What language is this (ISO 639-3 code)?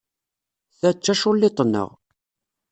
kab